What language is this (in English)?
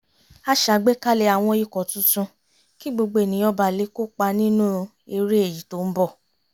Yoruba